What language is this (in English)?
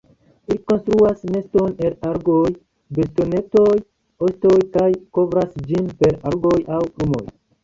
Esperanto